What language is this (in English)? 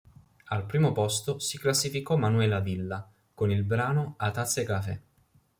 Italian